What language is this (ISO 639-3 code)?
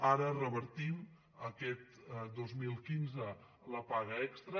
cat